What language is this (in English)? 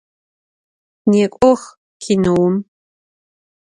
Adyghe